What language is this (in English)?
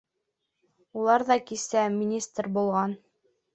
Bashkir